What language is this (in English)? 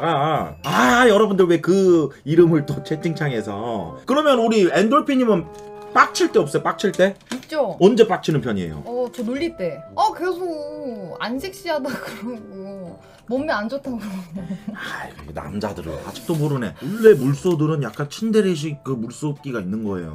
Korean